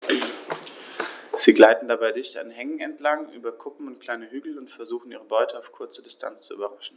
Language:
German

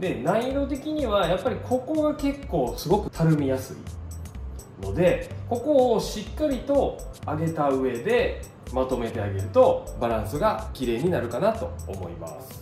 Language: Japanese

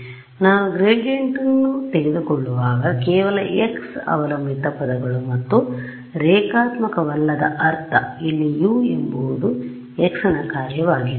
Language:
Kannada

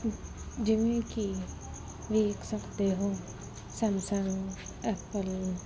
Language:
Punjabi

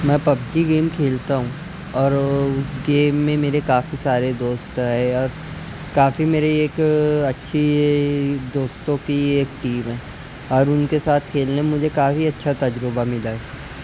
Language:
Urdu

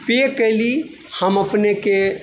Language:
Maithili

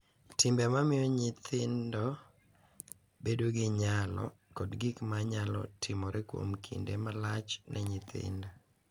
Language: Luo (Kenya and Tanzania)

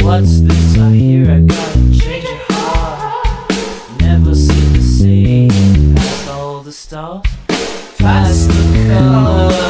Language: English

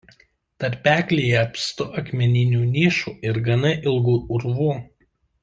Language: Lithuanian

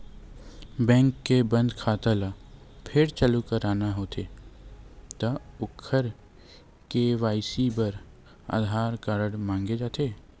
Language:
Chhattisgarhi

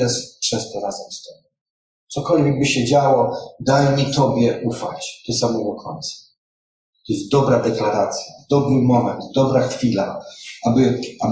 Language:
Polish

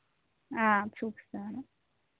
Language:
Telugu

